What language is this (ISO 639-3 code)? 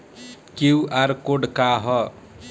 bho